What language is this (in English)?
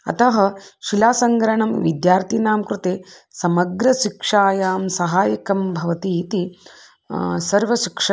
Sanskrit